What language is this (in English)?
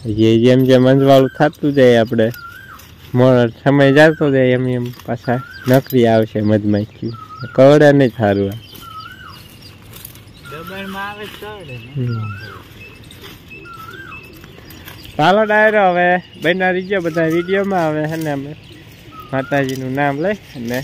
Gujarati